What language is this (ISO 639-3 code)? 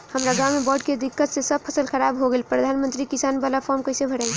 bho